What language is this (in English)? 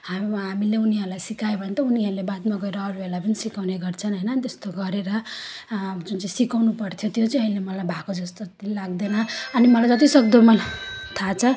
Nepali